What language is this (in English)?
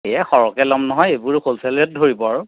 Assamese